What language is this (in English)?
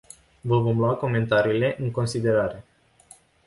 Romanian